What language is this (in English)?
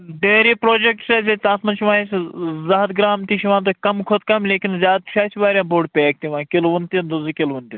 Kashmiri